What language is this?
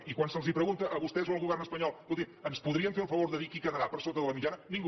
Catalan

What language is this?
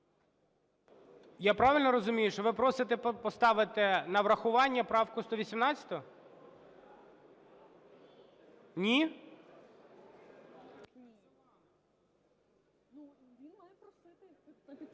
Ukrainian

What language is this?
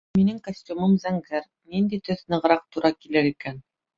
Bashkir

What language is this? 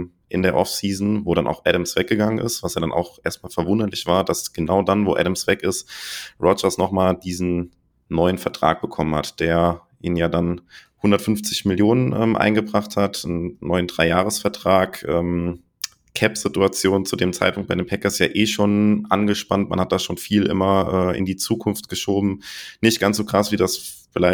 German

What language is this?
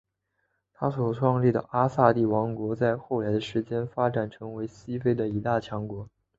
Chinese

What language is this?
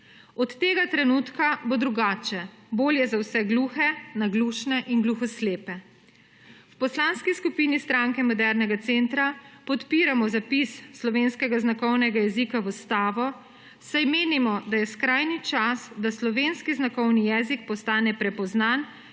Slovenian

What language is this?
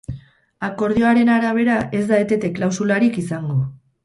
Basque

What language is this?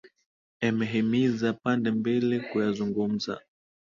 Swahili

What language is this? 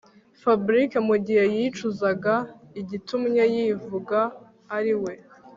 Kinyarwanda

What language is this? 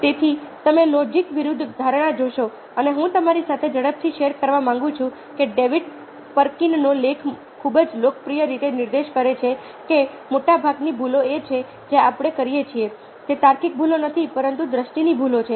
Gujarati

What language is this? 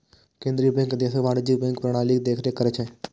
Maithili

